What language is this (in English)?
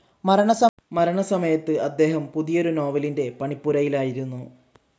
Malayalam